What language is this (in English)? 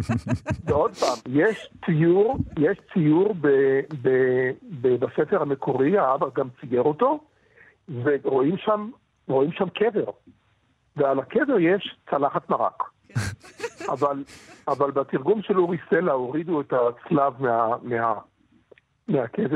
Hebrew